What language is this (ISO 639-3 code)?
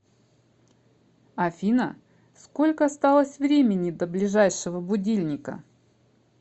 rus